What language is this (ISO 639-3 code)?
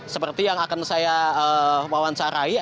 ind